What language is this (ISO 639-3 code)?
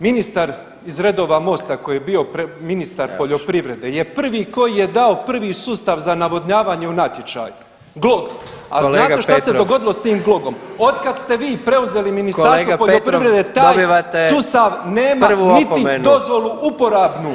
hrv